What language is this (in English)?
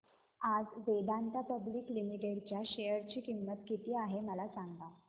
Marathi